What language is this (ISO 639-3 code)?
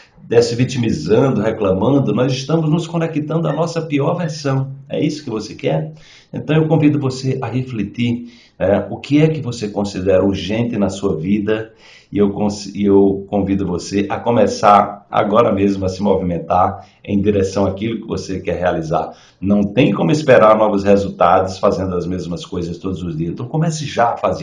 por